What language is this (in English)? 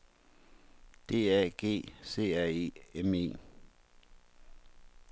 Danish